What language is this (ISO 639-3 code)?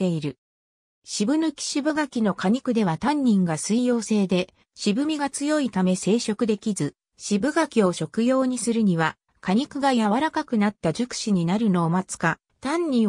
jpn